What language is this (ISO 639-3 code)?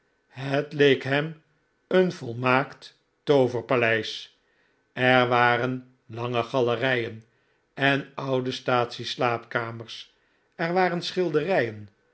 nld